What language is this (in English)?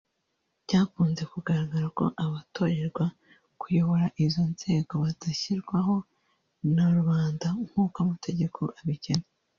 Kinyarwanda